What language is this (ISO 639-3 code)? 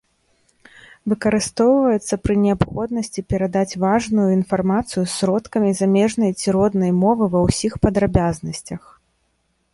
bel